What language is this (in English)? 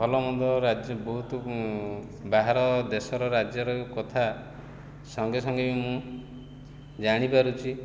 Odia